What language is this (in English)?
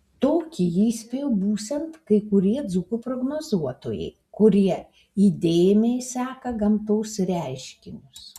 Lithuanian